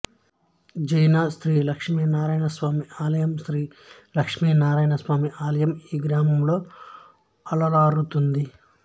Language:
Telugu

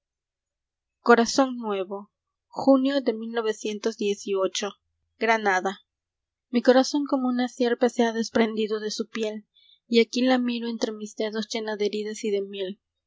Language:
Spanish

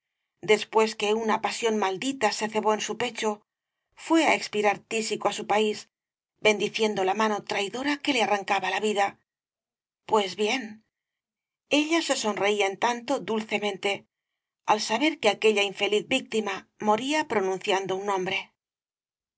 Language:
Spanish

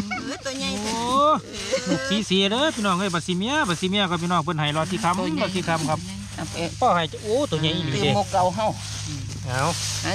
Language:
Thai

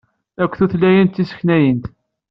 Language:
Kabyle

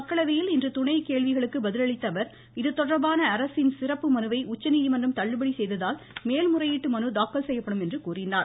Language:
Tamil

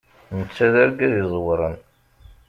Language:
Kabyle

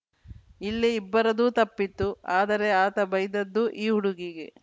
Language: Kannada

